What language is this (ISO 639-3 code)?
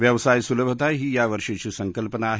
mar